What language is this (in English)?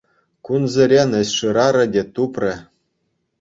Chuvash